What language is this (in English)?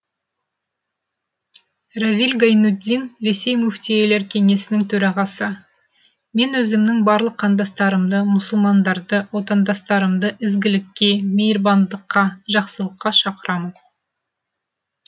Kazakh